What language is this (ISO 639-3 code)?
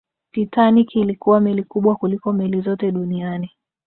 swa